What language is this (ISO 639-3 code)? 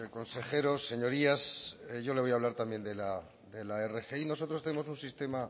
spa